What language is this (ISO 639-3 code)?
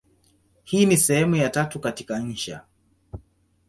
swa